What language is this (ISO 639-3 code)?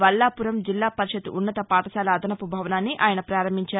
tel